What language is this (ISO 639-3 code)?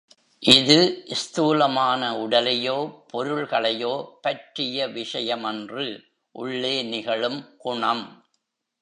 tam